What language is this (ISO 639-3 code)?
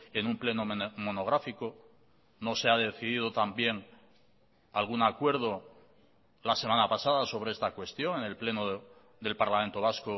spa